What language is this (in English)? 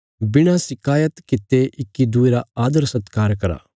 Bilaspuri